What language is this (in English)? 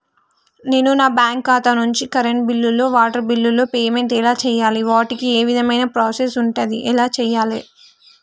Telugu